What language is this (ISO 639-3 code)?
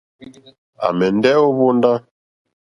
bri